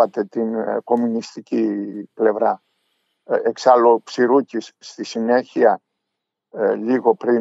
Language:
Greek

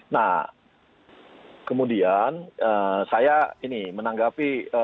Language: Indonesian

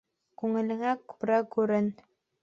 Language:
Bashkir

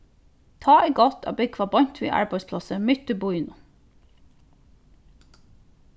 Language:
Faroese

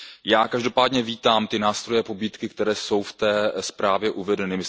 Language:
Czech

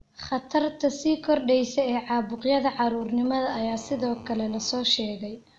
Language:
Somali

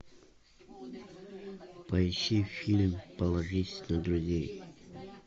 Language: Russian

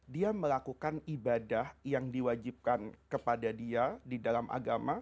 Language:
Indonesian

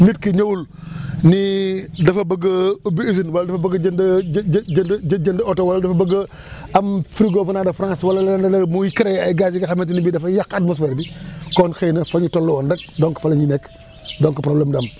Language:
Wolof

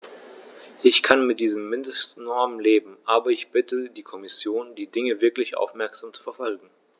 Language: German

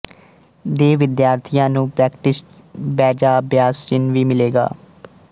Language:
Punjabi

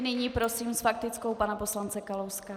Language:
Czech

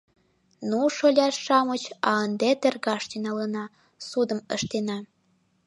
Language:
Mari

